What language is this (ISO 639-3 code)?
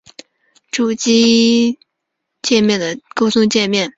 zho